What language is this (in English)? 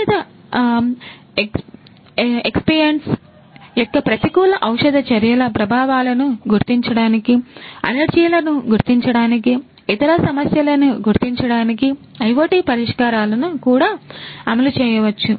Telugu